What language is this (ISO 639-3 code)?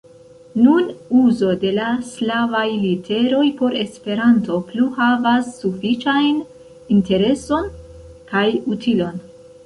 epo